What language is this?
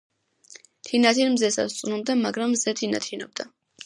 Georgian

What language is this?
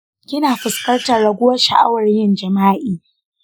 Hausa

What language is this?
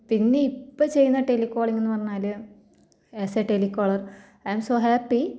Malayalam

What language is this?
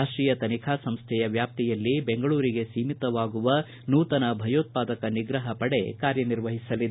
Kannada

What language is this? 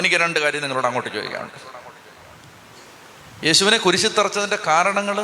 Malayalam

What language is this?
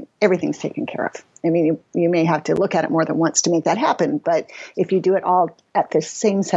English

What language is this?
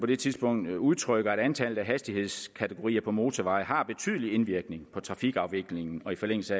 Danish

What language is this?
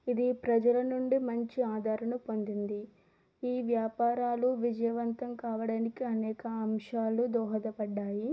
Telugu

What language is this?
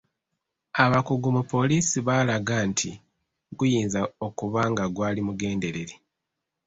Ganda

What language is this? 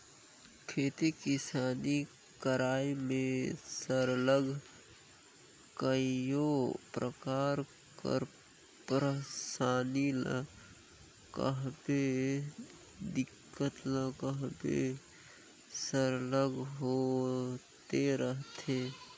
Chhattisgarhi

